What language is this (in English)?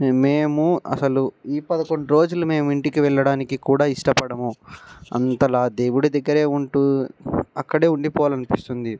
Telugu